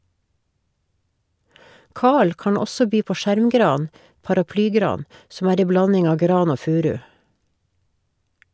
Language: Norwegian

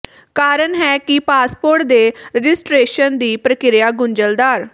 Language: Punjabi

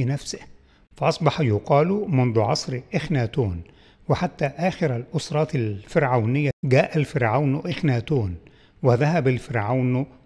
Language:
Arabic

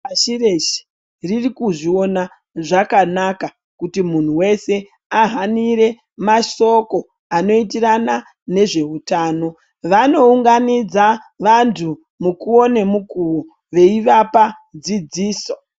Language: Ndau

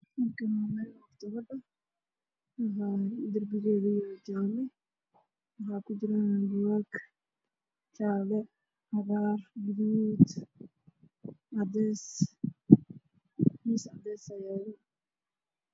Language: Somali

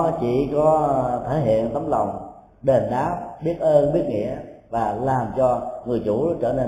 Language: Vietnamese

